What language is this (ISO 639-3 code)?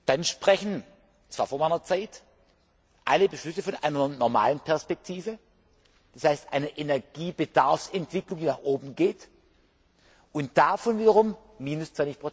deu